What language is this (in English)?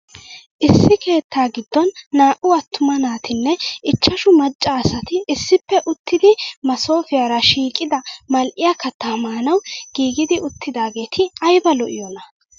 Wolaytta